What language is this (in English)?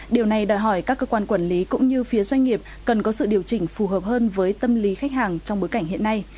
Vietnamese